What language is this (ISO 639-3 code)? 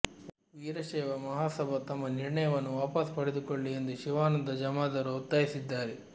kan